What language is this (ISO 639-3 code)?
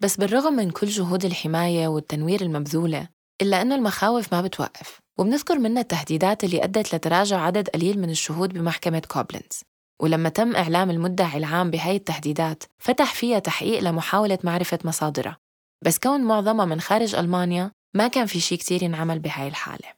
ara